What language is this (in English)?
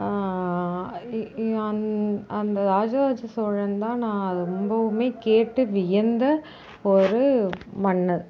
Tamil